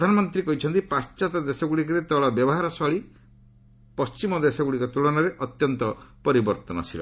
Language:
Odia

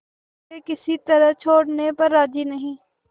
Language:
Hindi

